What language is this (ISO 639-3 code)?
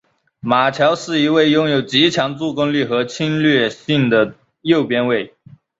zho